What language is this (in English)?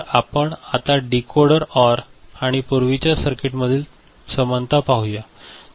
Marathi